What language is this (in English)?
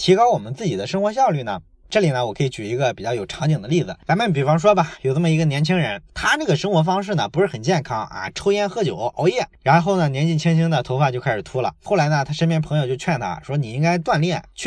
Chinese